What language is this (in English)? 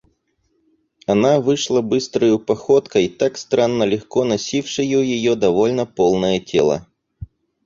Russian